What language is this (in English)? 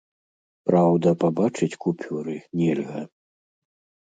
Belarusian